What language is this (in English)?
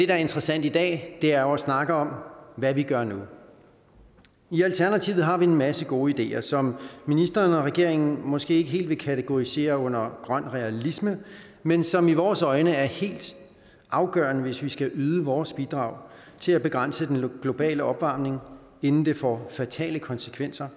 Danish